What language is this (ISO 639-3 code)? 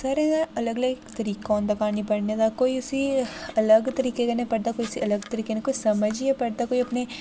doi